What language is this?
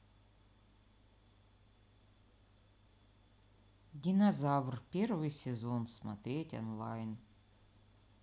Russian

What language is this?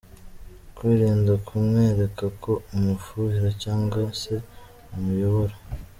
Kinyarwanda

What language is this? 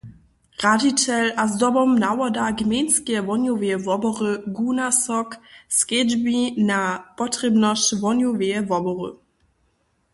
Upper Sorbian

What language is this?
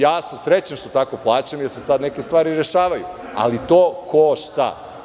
Serbian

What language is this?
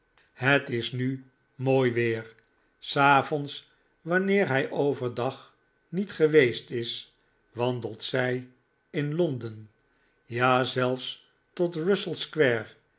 Dutch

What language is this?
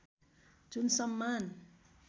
Nepali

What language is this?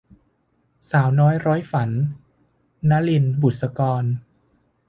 Thai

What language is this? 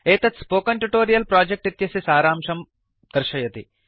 Sanskrit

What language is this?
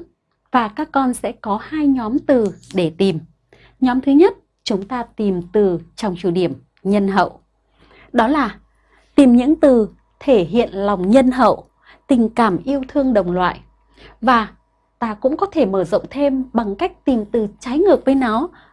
Vietnamese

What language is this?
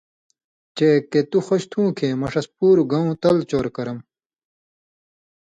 Indus Kohistani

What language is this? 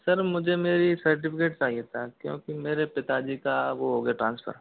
Hindi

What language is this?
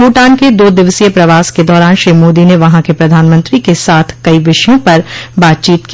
Hindi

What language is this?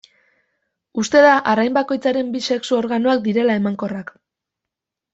Basque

